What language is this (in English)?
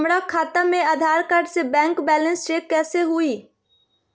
Magahi